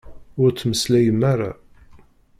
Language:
Kabyle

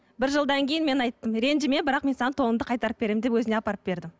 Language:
Kazakh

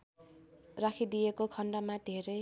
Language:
Nepali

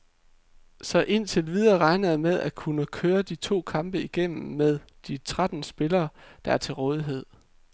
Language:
Danish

